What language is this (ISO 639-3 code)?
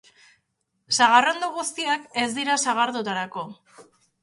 eus